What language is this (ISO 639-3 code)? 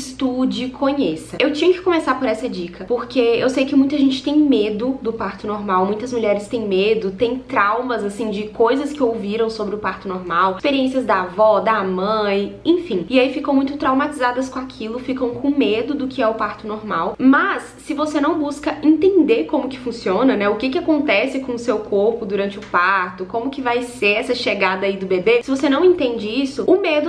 por